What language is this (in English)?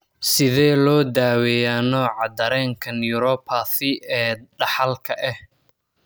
Somali